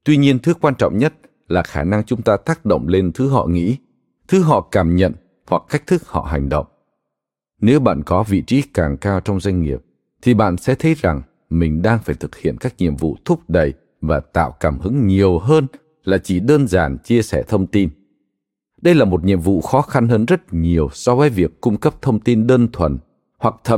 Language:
Vietnamese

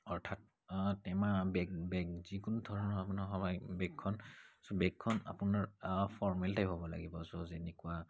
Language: Assamese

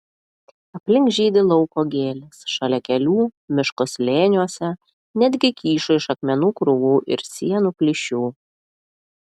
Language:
Lithuanian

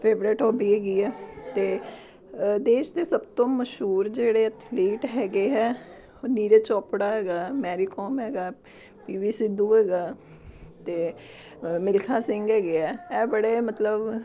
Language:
Punjabi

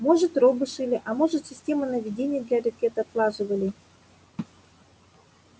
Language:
Russian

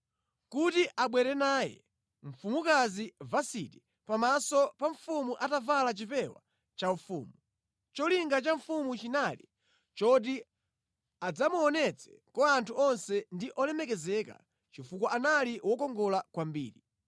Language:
Nyanja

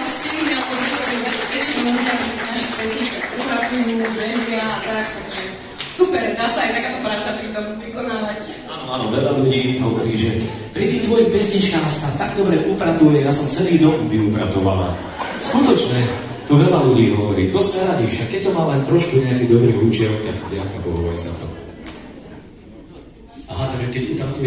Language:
Romanian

